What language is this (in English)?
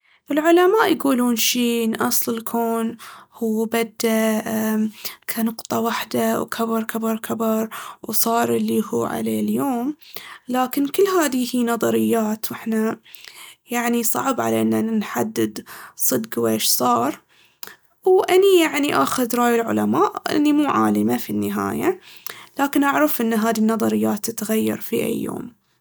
Baharna Arabic